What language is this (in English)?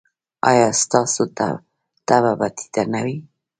Pashto